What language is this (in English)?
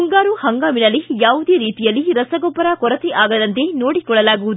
Kannada